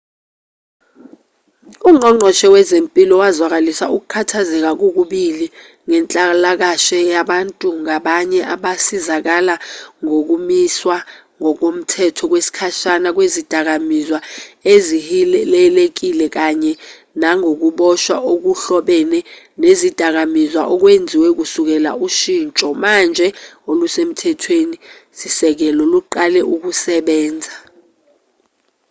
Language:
Zulu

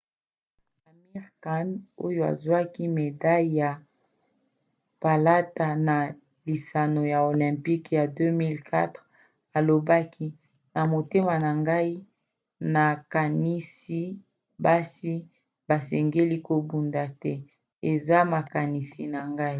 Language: Lingala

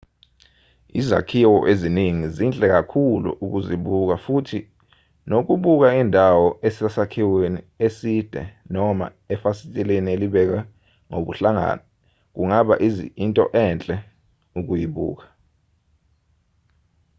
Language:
Zulu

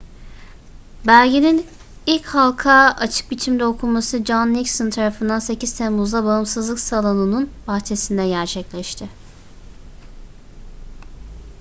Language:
Turkish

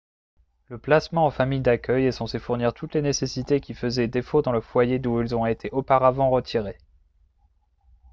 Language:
French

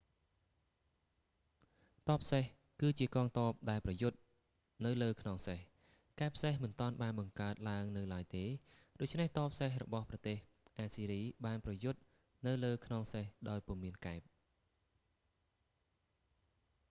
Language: Khmer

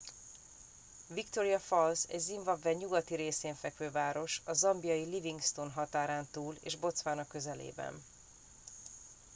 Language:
Hungarian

